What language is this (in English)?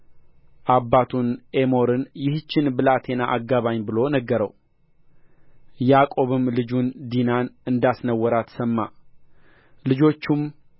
Amharic